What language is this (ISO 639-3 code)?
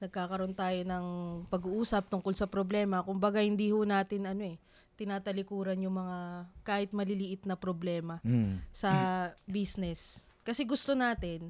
fil